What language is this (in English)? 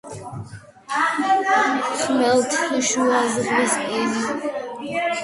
Georgian